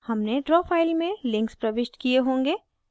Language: Hindi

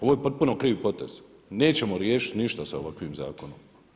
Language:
Croatian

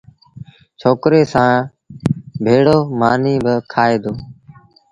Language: Sindhi Bhil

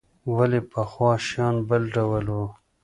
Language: Pashto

